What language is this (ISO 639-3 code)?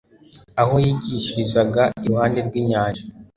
kin